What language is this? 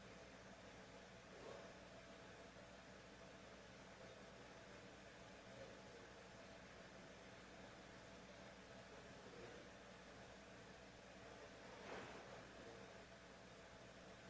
English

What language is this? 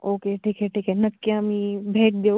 Marathi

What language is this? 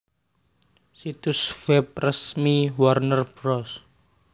Javanese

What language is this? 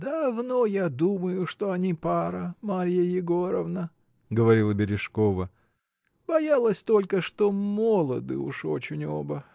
Russian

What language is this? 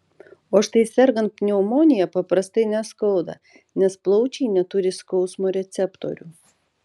Lithuanian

